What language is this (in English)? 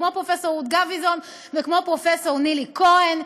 Hebrew